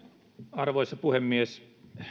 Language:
Finnish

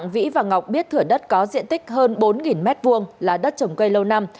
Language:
Vietnamese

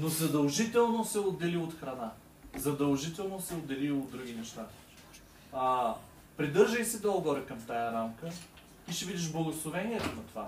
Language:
Bulgarian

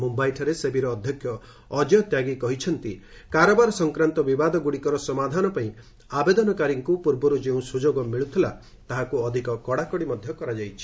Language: Odia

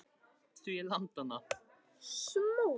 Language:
Icelandic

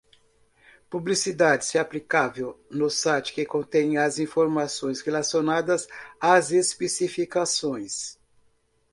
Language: Portuguese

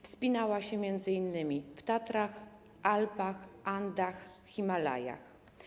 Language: Polish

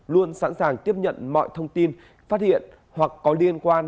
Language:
Vietnamese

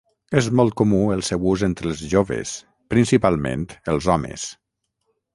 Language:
Catalan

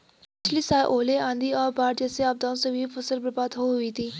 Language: Hindi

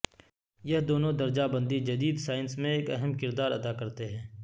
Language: Urdu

